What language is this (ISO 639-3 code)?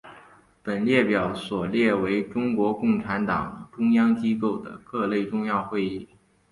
zho